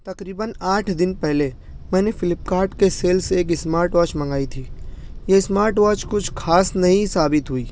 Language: Urdu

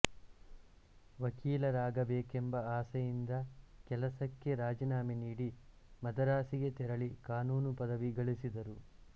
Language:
Kannada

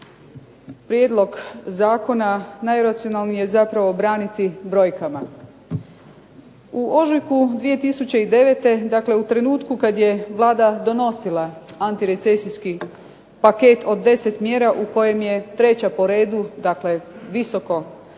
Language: Croatian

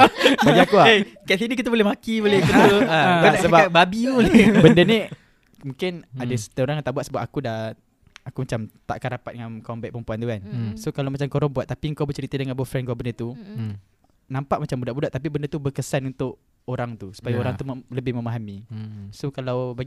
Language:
Malay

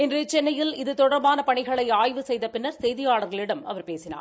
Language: Tamil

